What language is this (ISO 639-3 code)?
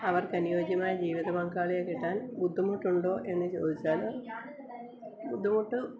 mal